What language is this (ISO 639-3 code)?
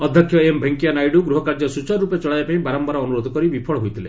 ori